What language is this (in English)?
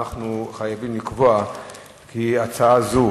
Hebrew